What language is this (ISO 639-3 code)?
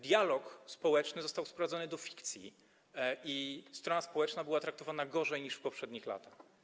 pol